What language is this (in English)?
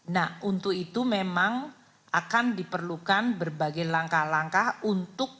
Indonesian